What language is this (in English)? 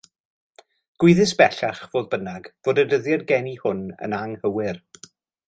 Welsh